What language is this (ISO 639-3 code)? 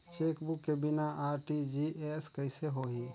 hne